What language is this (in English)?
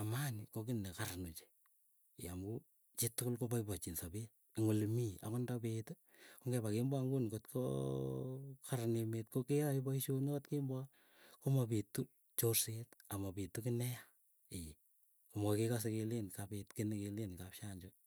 Keiyo